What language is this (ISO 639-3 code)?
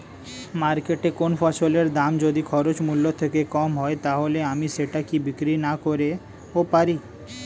ben